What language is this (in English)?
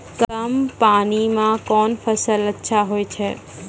Maithili